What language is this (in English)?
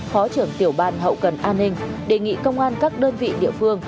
Vietnamese